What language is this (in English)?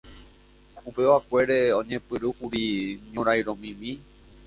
Guarani